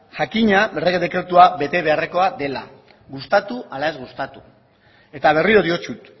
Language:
Basque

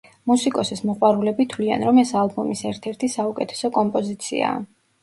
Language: Georgian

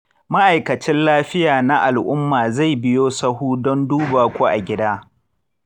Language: Hausa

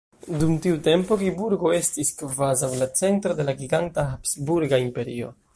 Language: Esperanto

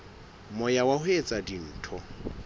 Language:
Southern Sotho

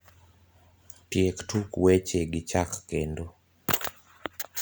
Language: Luo (Kenya and Tanzania)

